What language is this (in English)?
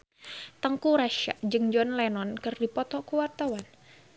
Sundanese